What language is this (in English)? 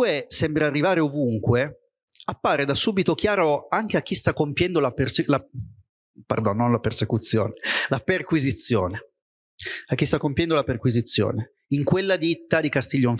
Italian